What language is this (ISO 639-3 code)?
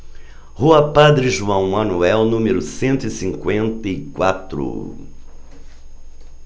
por